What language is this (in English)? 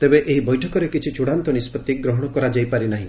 Odia